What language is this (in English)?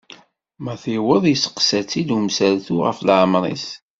Kabyle